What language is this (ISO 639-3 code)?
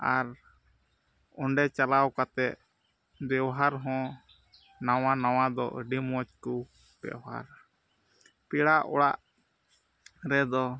sat